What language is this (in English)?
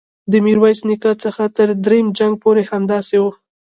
Pashto